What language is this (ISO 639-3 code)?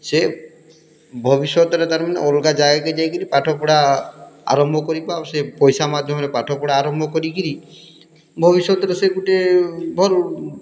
ori